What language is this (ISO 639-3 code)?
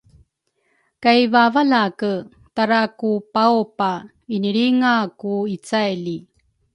dru